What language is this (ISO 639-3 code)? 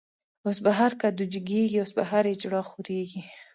pus